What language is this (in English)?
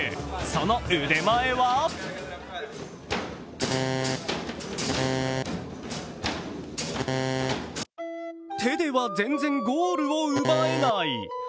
Japanese